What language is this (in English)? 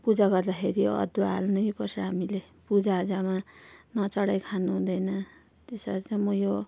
Nepali